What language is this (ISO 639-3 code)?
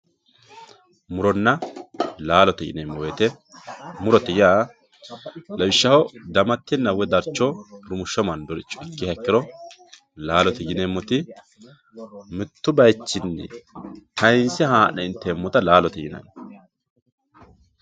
sid